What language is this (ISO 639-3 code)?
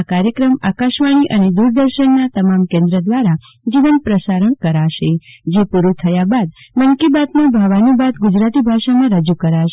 guj